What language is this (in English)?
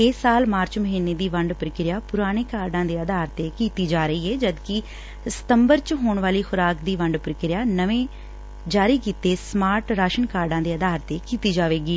Punjabi